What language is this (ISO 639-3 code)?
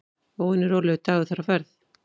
isl